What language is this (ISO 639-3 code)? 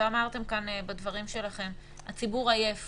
heb